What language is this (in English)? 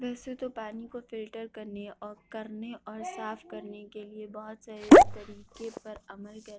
Urdu